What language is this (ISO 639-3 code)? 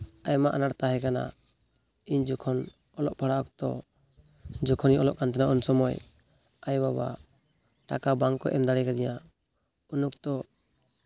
sat